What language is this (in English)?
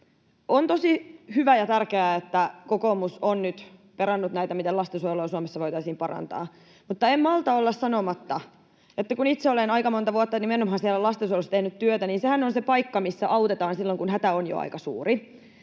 Finnish